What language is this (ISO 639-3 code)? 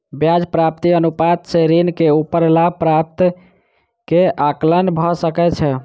mai